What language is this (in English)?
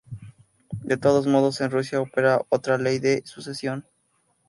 Spanish